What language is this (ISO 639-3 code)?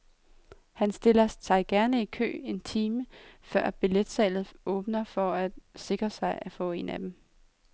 dan